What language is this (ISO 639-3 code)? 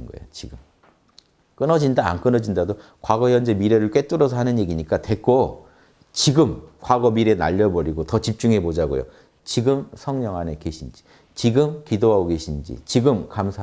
kor